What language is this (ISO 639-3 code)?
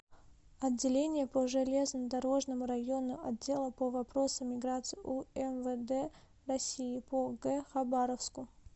rus